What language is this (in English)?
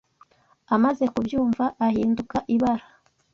Kinyarwanda